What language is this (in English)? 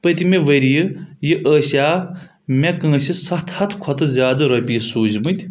Kashmiri